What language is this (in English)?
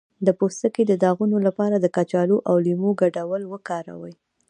Pashto